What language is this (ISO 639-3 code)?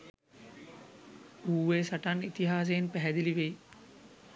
sin